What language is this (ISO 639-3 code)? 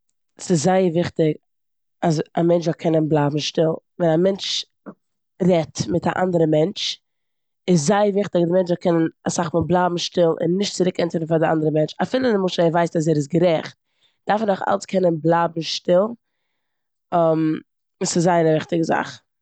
yid